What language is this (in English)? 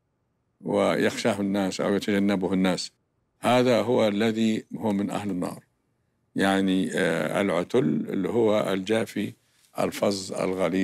Arabic